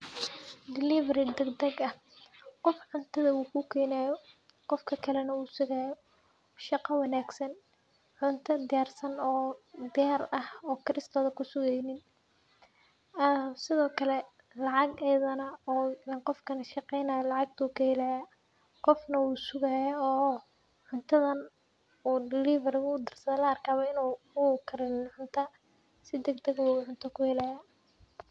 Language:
Somali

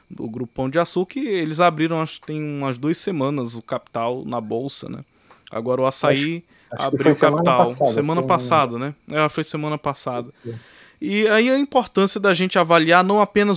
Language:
Portuguese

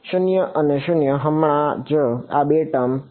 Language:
Gujarati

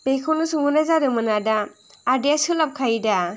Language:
Bodo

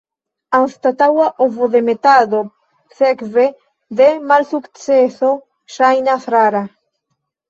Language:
Esperanto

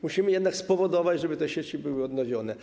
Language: Polish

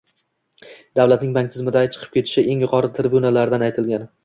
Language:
Uzbek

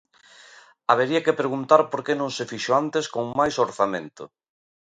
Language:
Galician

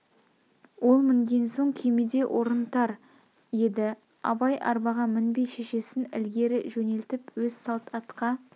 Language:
Kazakh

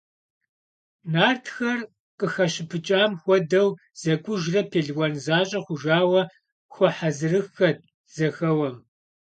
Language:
Kabardian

